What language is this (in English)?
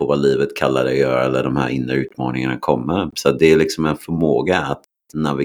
Swedish